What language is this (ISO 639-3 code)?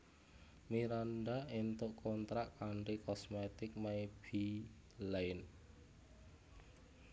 jav